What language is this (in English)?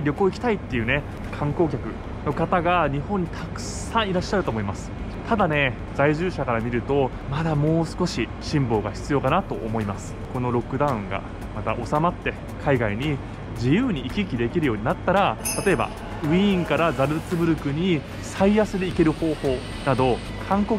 Japanese